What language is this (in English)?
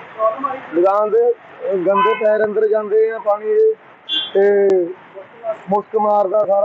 Punjabi